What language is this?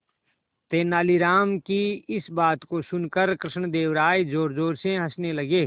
Hindi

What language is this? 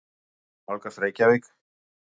Icelandic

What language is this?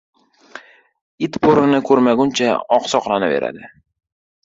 Uzbek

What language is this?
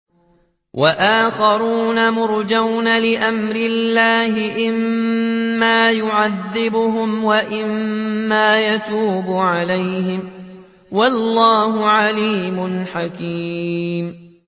Arabic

